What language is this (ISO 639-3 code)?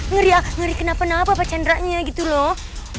ind